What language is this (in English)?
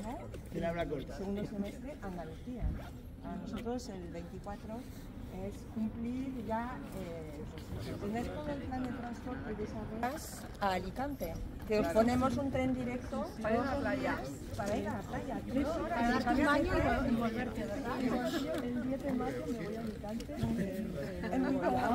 Spanish